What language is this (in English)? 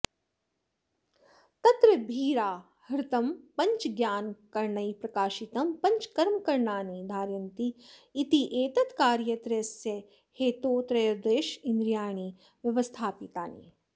Sanskrit